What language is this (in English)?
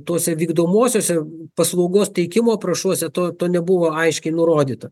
Lithuanian